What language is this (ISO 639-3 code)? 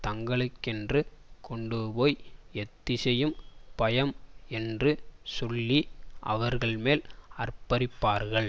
tam